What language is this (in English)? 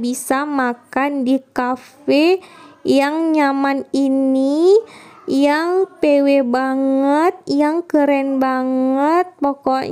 Indonesian